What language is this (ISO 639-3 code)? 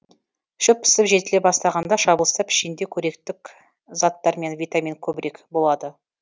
kaz